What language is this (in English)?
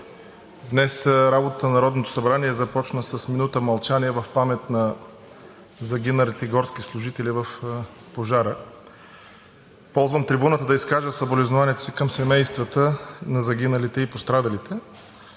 Bulgarian